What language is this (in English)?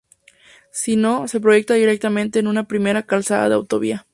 Spanish